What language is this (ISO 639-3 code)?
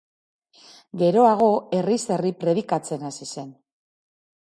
eus